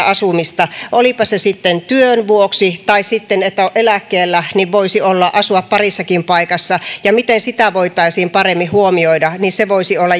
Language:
Finnish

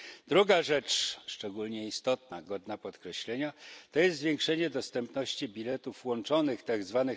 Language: Polish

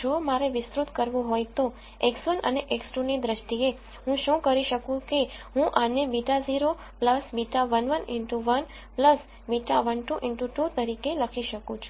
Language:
Gujarati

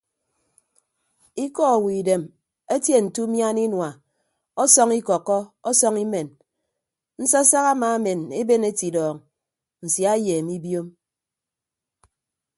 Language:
Ibibio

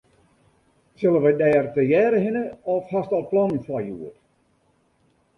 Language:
Western Frisian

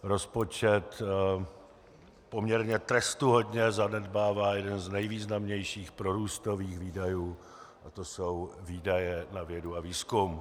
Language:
Czech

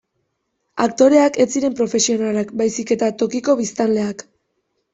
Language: Basque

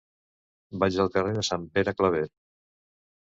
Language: Catalan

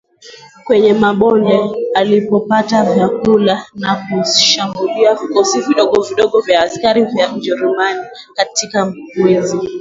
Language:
Swahili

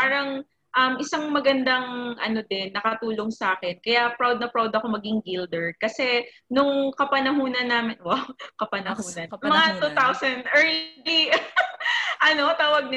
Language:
Filipino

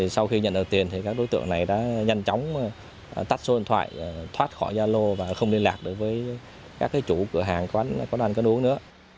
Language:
Vietnamese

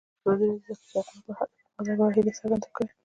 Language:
Pashto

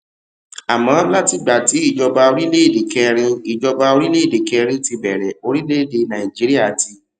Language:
Yoruba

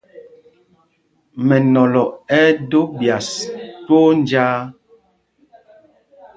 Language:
Mpumpong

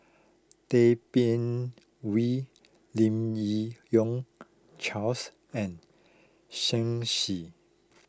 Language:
English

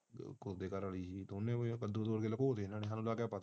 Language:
Punjabi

